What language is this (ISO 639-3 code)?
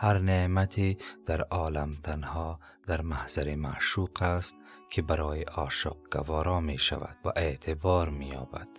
fas